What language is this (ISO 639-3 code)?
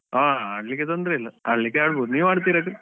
kan